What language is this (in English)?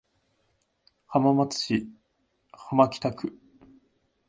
Japanese